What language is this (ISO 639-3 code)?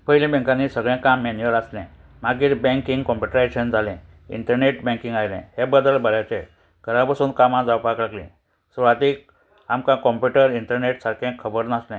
kok